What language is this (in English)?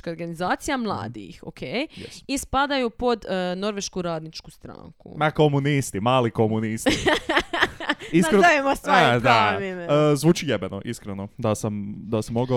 Croatian